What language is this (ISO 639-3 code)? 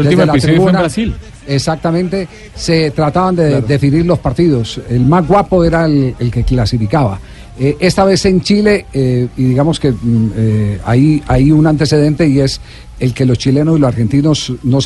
spa